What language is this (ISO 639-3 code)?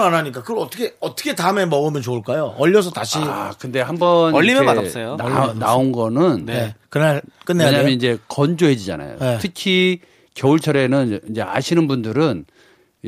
kor